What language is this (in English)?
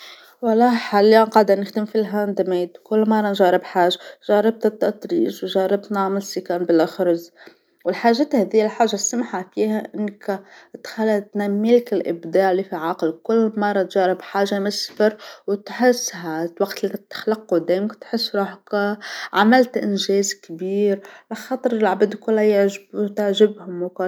Tunisian Arabic